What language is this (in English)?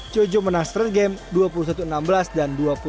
Indonesian